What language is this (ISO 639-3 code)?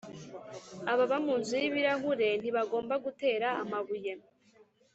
kin